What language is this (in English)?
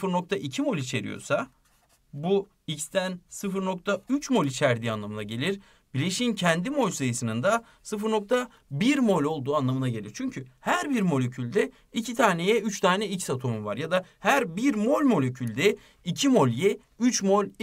Turkish